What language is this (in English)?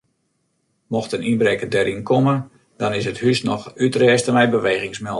Western Frisian